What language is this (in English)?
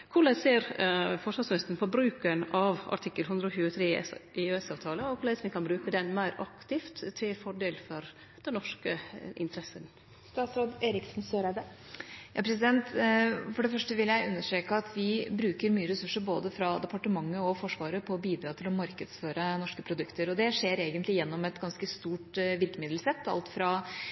Norwegian